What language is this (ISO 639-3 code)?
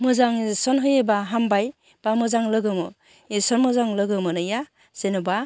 brx